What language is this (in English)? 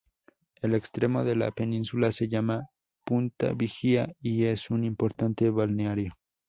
Spanish